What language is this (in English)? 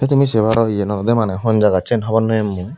Chakma